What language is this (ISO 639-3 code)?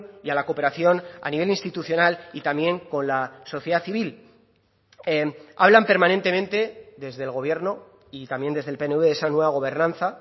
spa